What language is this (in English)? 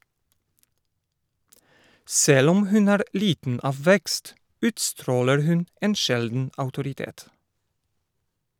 Norwegian